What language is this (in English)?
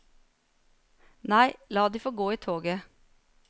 Norwegian